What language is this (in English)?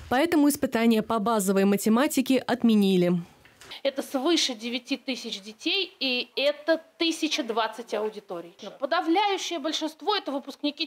Russian